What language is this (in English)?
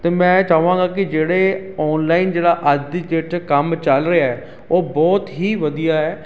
Punjabi